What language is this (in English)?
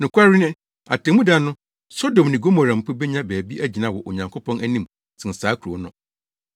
Akan